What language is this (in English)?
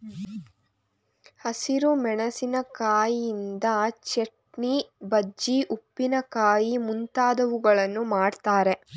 Kannada